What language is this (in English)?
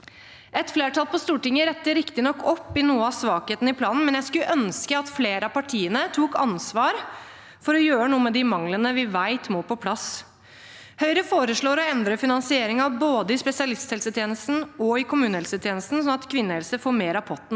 Norwegian